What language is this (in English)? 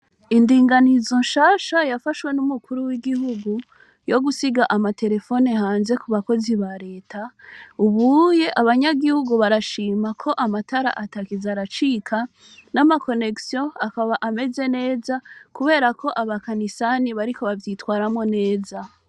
Rundi